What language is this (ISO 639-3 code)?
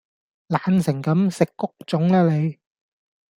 yue